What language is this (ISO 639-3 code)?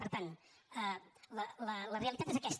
cat